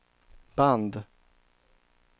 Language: Swedish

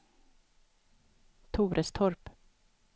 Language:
Swedish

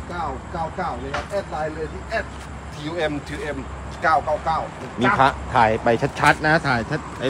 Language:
Thai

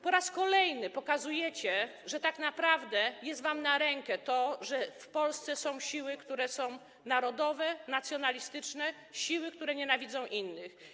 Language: Polish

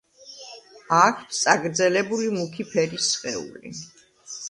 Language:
Georgian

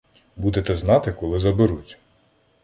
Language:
Ukrainian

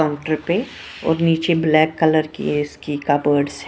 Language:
Hindi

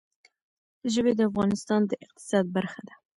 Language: Pashto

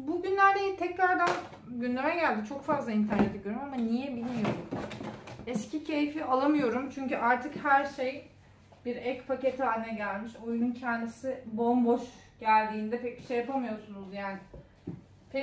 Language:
Turkish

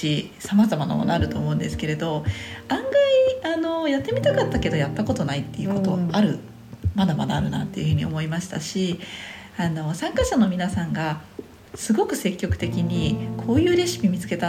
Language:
Japanese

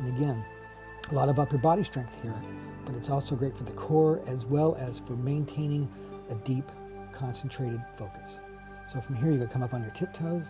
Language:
English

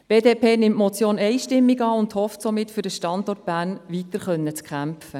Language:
Swiss German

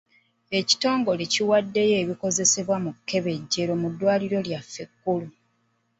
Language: Ganda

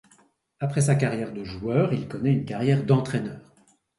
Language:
French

